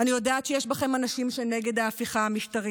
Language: Hebrew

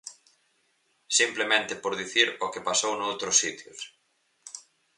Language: Galician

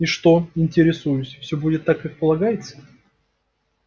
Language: Russian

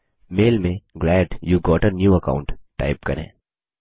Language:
Hindi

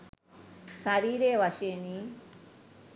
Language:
Sinhala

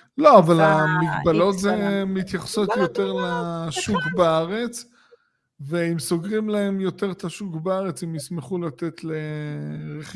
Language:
Hebrew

